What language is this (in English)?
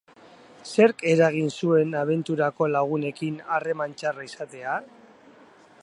Basque